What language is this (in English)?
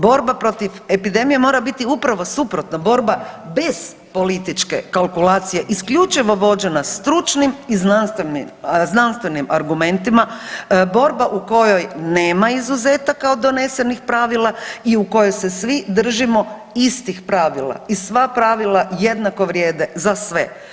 Croatian